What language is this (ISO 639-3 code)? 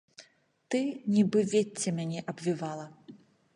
bel